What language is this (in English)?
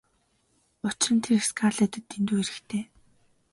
Mongolian